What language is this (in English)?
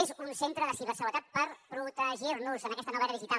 Catalan